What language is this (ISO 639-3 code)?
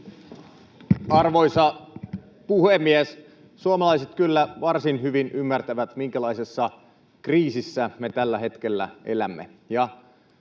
fin